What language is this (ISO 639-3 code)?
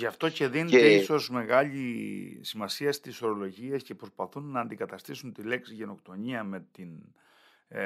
ell